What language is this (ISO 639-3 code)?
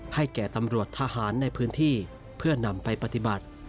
tha